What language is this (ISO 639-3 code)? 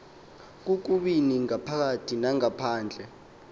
xho